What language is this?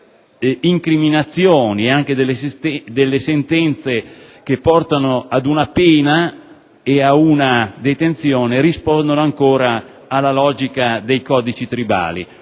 Italian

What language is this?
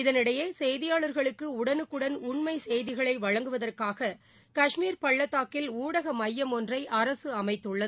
Tamil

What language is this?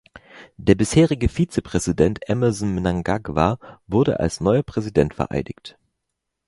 German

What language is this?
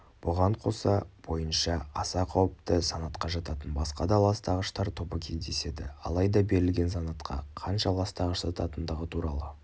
Kazakh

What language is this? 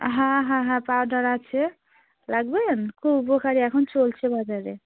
Bangla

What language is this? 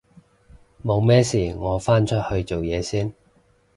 Cantonese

